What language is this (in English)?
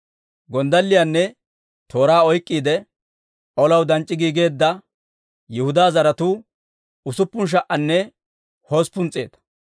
Dawro